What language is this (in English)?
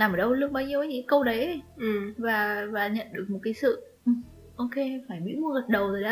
Vietnamese